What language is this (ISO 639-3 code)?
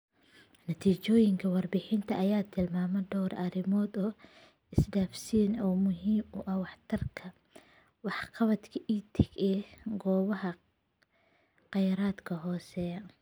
som